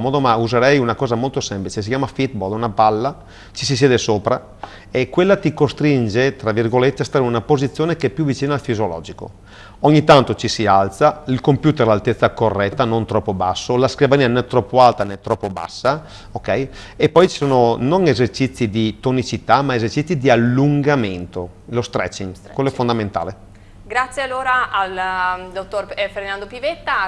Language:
Italian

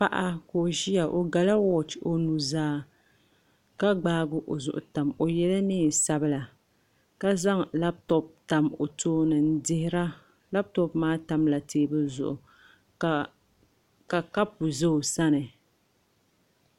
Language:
Dagbani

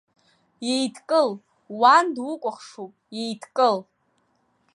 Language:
Abkhazian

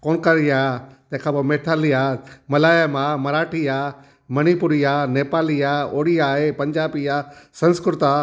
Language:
Sindhi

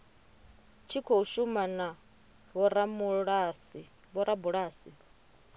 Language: Venda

